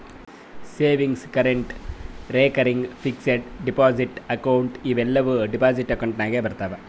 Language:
Kannada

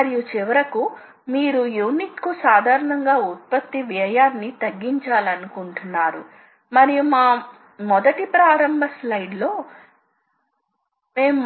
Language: Telugu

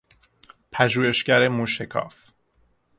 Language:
Persian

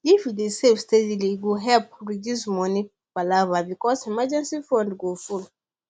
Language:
Nigerian Pidgin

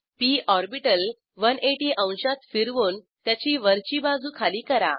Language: Marathi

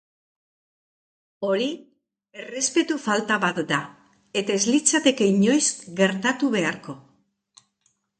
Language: Basque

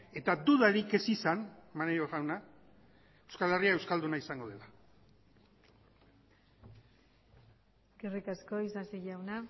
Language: Basque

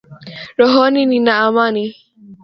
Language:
Swahili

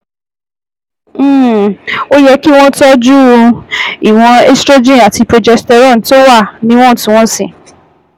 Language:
Yoruba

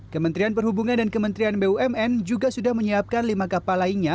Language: Indonesian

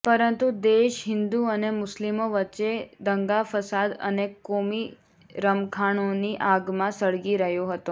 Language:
Gujarati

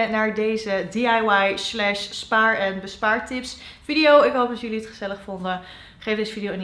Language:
Dutch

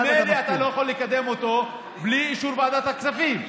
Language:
Hebrew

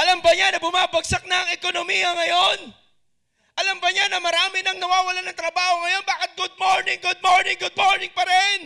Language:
Filipino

